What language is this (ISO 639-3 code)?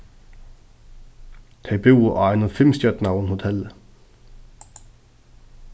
fao